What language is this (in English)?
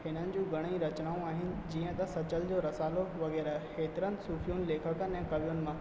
Sindhi